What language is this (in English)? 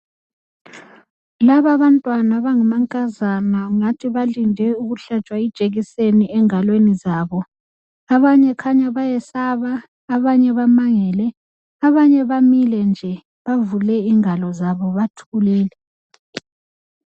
North Ndebele